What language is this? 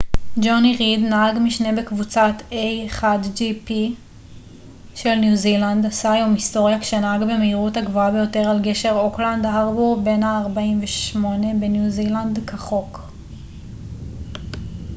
Hebrew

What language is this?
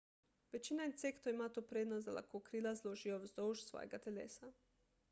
Slovenian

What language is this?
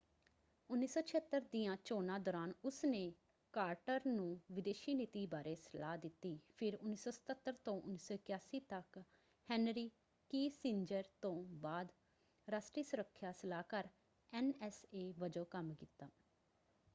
Punjabi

